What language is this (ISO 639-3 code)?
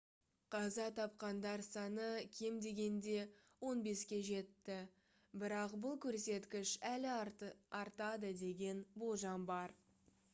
kaz